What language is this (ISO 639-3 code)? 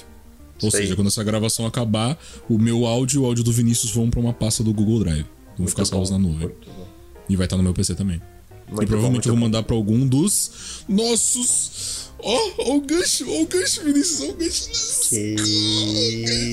por